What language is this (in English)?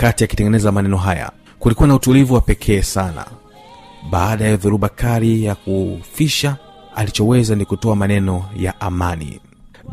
Swahili